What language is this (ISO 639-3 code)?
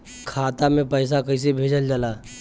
bho